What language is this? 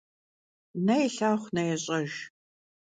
Kabardian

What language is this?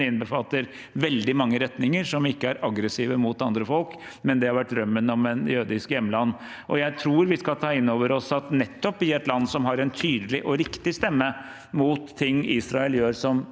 Norwegian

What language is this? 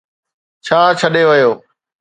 Sindhi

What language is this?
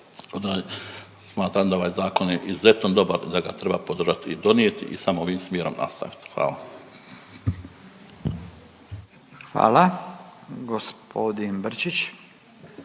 Croatian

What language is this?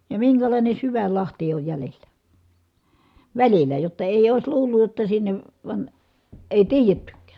Finnish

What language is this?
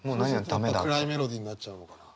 Japanese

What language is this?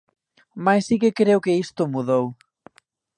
Galician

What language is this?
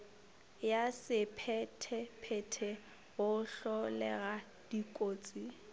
Northern Sotho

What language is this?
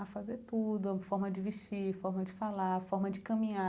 Portuguese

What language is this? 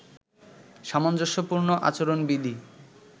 Bangla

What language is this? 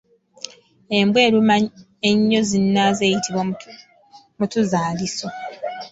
Ganda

